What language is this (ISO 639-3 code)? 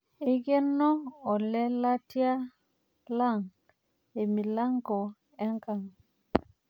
mas